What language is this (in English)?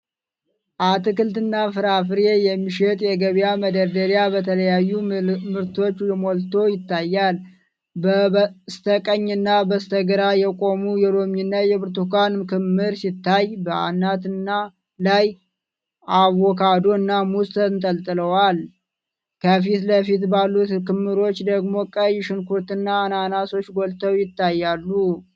Amharic